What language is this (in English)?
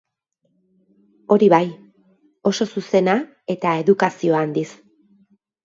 Basque